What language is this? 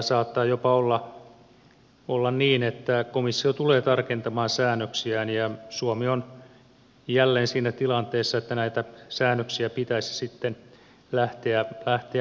Finnish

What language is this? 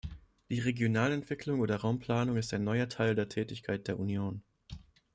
German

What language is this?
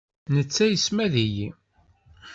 Kabyle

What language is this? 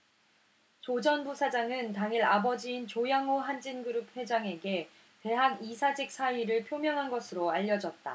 Korean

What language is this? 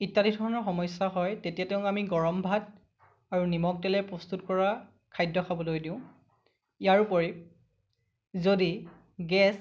Assamese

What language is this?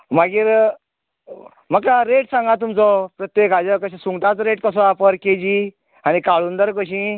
Konkani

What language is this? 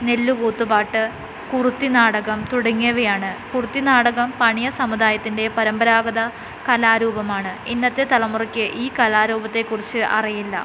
Malayalam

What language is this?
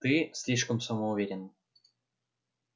Russian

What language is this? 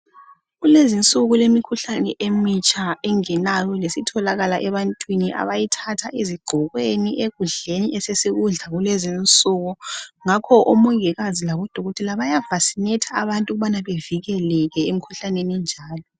North Ndebele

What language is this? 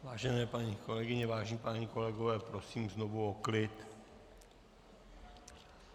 Czech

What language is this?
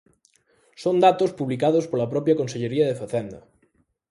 Galician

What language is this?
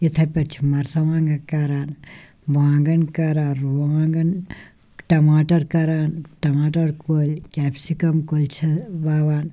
Kashmiri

